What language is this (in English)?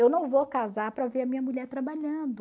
Portuguese